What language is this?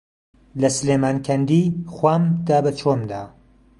Central Kurdish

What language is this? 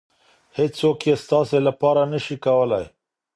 Pashto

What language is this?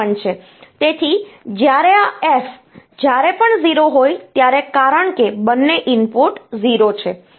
Gujarati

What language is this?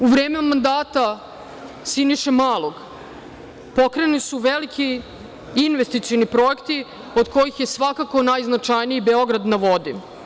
Serbian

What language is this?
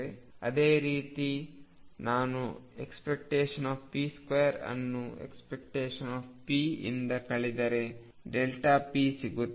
Kannada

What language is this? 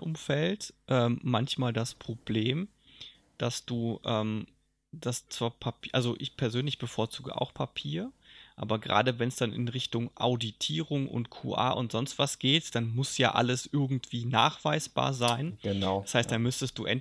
German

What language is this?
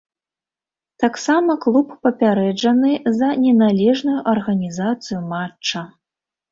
Belarusian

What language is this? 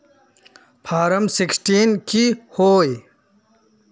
Magahi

